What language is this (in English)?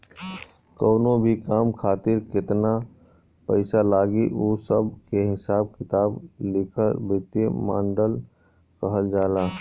Bhojpuri